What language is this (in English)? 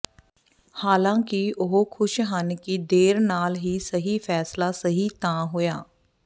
Punjabi